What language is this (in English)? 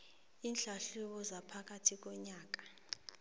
South Ndebele